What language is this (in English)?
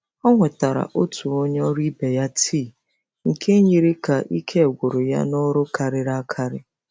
Igbo